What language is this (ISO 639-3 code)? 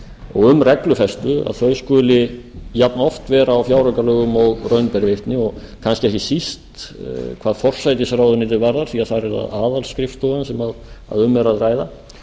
isl